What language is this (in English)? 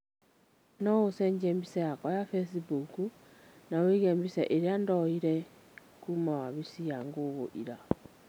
Kikuyu